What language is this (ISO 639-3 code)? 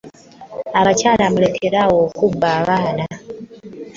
lug